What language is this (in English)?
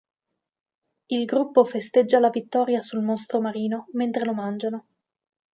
Italian